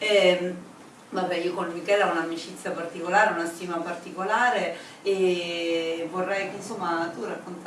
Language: Italian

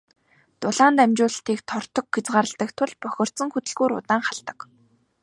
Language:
Mongolian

